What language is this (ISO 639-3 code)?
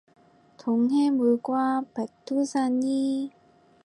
kor